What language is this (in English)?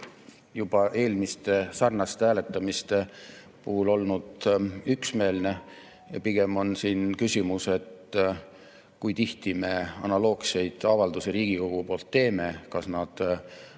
Estonian